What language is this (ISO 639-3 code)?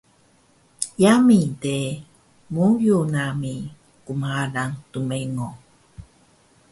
trv